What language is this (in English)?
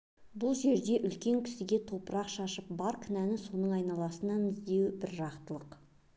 Kazakh